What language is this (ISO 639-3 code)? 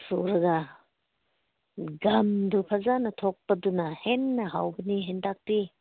mni